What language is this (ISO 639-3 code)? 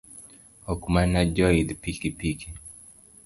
luo